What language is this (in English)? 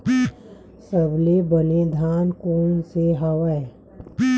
Chhattisgarhi